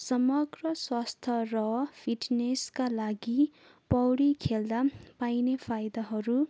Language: Nepali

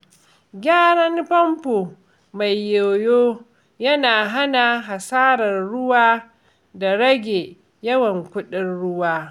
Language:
Hausa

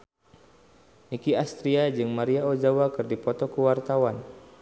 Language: Sundanese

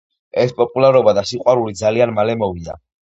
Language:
Georgian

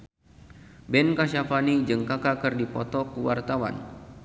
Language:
Sundanese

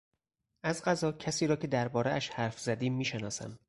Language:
Persian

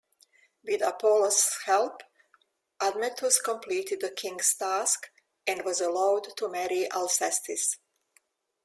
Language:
English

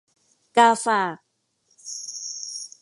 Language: Thai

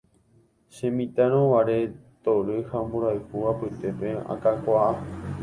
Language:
Guarani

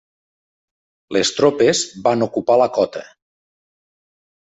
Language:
Catalan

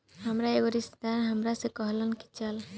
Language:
Bhojpuri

